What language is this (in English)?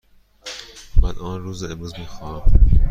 Persian